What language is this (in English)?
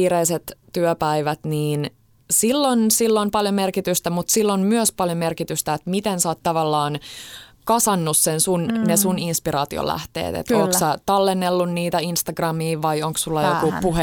Finnish